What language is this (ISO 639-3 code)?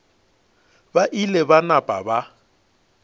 nso